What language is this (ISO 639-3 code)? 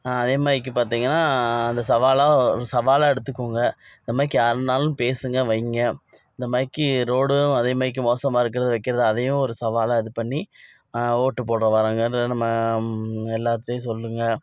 tam